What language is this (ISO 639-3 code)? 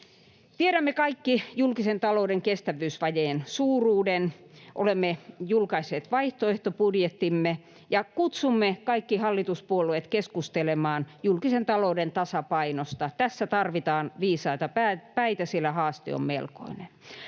fin